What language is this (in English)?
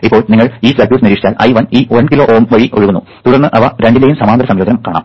Malayalam